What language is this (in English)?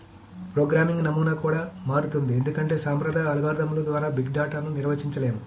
Telugu